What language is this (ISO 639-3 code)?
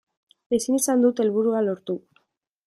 eus